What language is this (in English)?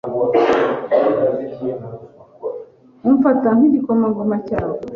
Kinyarwanda